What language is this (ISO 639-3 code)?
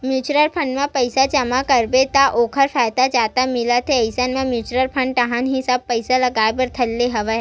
hne